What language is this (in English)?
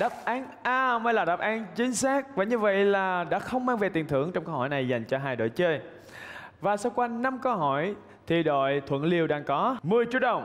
Vietnamese